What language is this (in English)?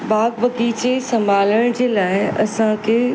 Sindhi